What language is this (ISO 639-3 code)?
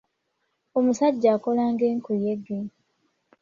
lug